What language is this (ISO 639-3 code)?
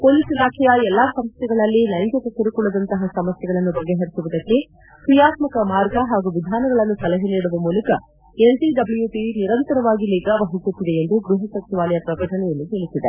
kan